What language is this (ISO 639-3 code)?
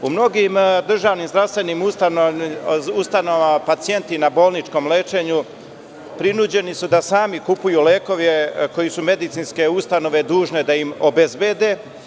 srp